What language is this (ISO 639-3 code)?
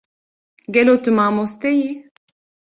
kur